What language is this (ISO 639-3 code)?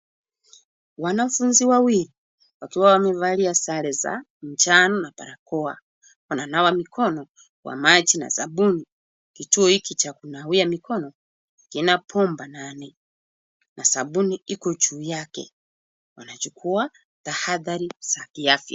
swa